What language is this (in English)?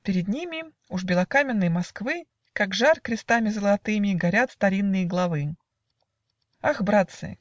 Russian